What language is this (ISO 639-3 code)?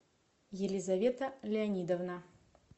rus